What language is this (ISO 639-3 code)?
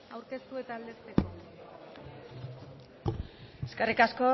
eus